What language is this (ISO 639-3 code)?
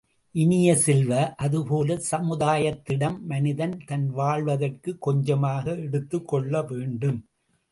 tam